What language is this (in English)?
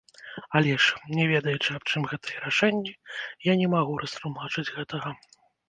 Belarusian